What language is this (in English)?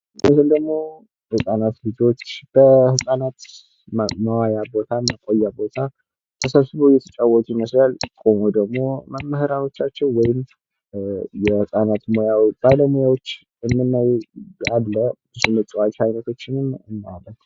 Amharic